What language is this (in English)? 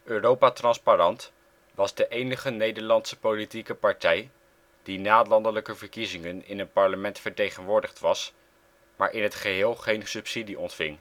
Dutch